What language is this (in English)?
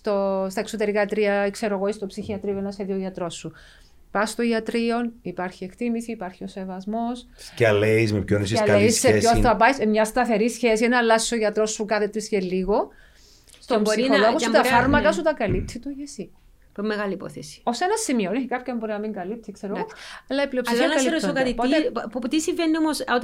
Greek